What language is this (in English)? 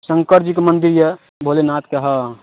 Maithili